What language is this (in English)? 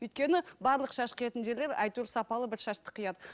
Kazakh